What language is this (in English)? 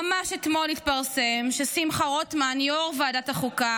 Hebrew